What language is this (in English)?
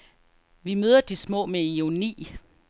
Danish